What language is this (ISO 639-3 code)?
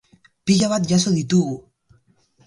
eus